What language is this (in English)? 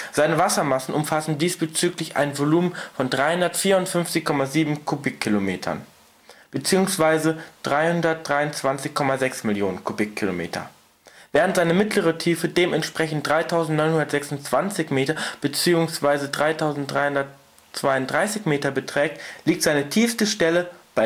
German